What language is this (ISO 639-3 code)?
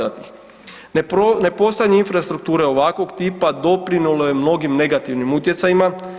hrv